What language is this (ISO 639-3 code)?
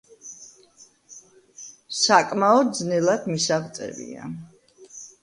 kat